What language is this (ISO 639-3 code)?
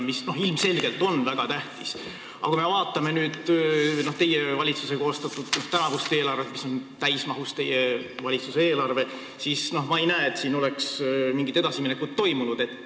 est